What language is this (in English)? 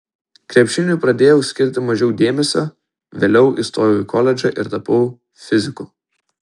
Lithuanian